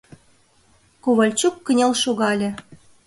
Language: Mari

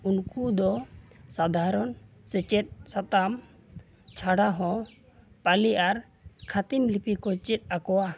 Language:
Santali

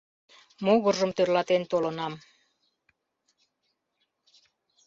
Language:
Mari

